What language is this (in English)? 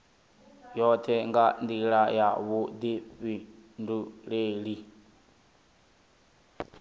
Venda